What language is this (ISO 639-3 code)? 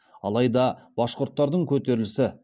kaz